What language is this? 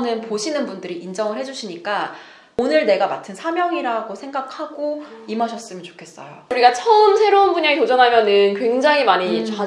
Korean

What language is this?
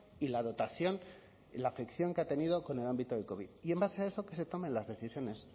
Spanish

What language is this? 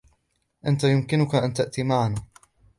Arabic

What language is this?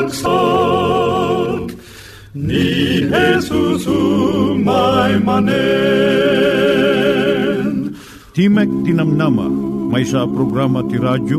Filipino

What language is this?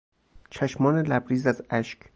Persian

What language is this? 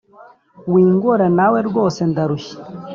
Kinyarwanda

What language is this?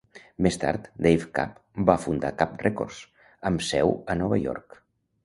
Catalan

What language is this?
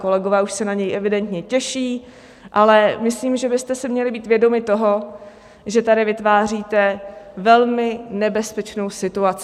Czech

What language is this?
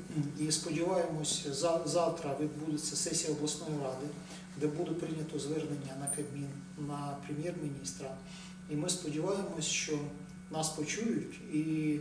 Ukrainian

